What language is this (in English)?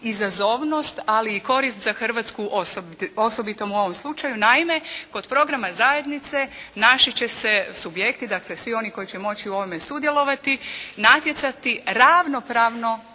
Croatian